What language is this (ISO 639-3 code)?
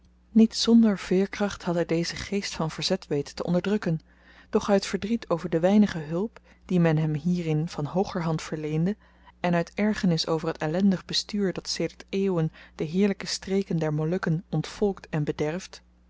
nld